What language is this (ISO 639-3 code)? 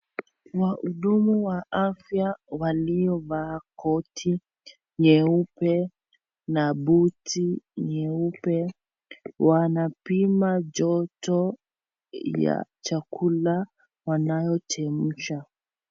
swa